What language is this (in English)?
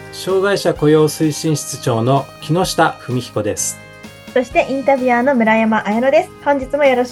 Japanese